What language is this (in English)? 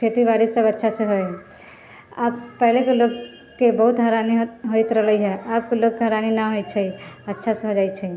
Maithili